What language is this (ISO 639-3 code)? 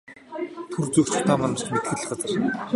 mon